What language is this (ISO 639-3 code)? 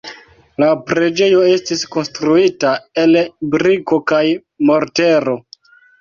epo